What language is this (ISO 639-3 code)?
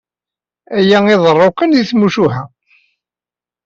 kab